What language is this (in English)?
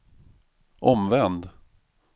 Swedish